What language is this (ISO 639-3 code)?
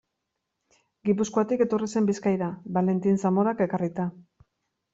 eus